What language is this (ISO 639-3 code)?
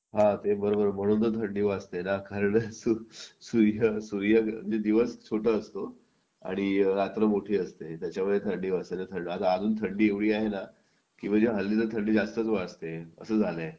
mar